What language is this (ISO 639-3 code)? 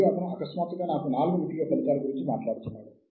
tel